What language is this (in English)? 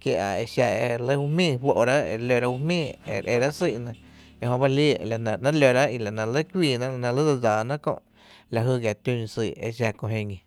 Tepinapa Chinantec